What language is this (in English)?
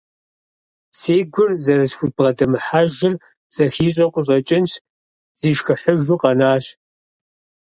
Kabardian